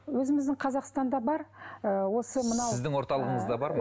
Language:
Kazakh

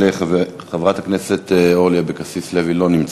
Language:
Hebrew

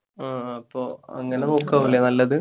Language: Malayalam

